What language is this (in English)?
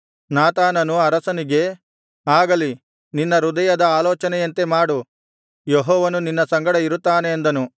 Kannada